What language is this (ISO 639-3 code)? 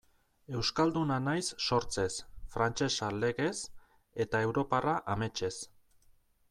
eus